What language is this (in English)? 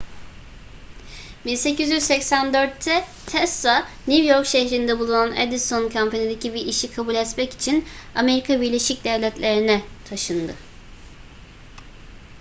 Turkish